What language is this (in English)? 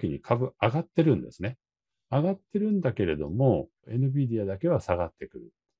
Japanese